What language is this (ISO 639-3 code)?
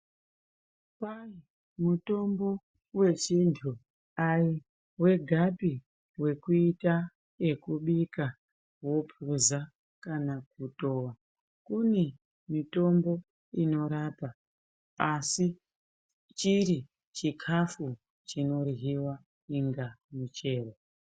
ndc